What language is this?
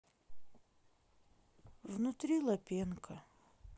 Russian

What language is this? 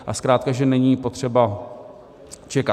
Czech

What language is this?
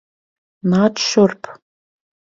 Latvian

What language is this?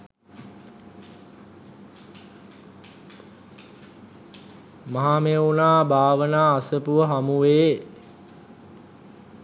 Sinhala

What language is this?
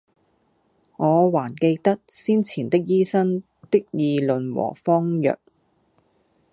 Cantonese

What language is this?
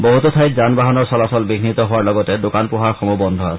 Assamese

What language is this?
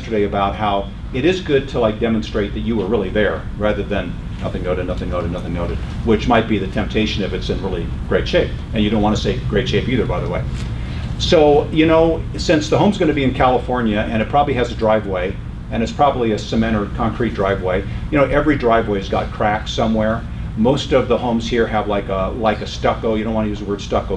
English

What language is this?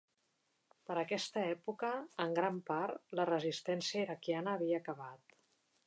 Catalan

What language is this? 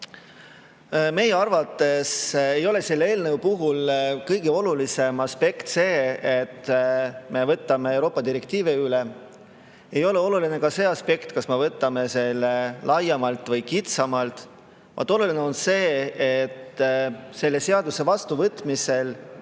Estonian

